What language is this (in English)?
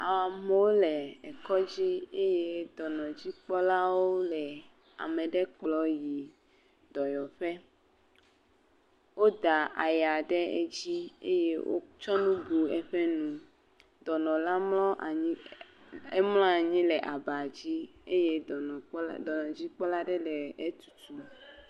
Ewe